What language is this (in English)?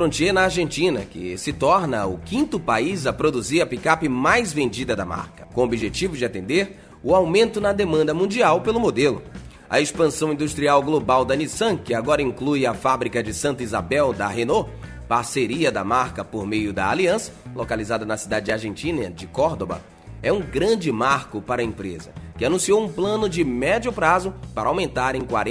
Portuguese